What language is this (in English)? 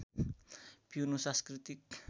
Nepali